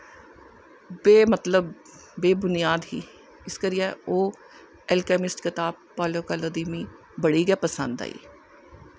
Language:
Dogri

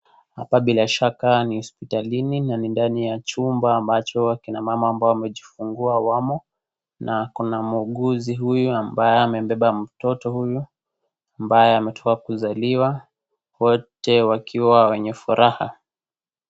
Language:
Swahili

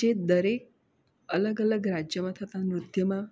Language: Gujarati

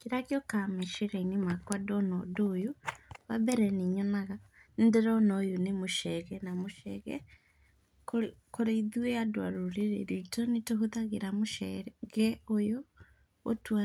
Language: Kikuyu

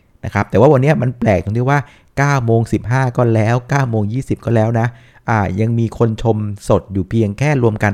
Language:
Thai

